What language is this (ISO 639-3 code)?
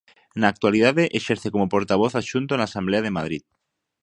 glg